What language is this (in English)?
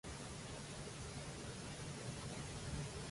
Catalan